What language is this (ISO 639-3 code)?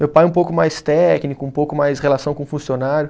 por